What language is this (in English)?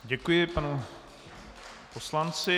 Czech